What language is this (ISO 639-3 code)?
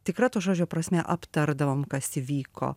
lit